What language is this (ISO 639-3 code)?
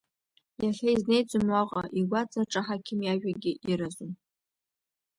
abk